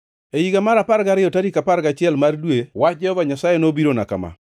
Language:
Luo (Kenya and Tanzania)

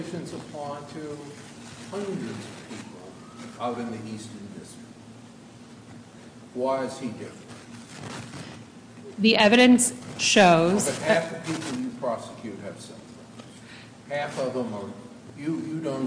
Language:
English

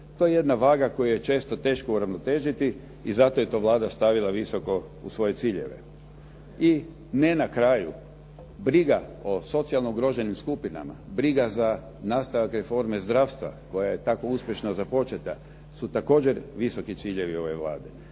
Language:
Croatian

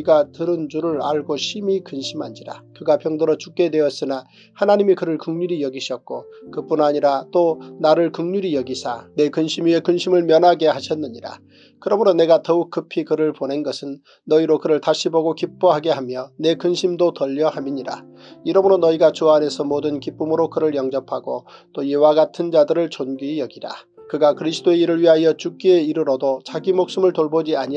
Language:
Korean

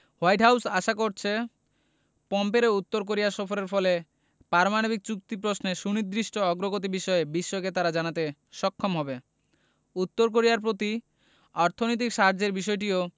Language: Bangla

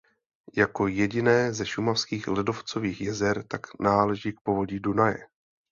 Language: Czech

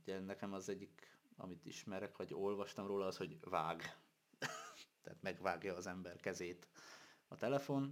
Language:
Hungarian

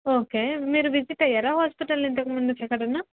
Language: Telugu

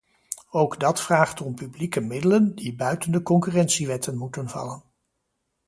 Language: Dutch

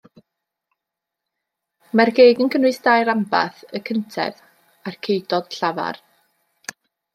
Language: Welsh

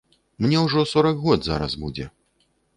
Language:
Belarusian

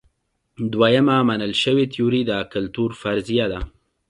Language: Pashto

